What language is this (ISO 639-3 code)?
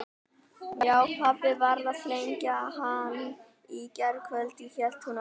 isl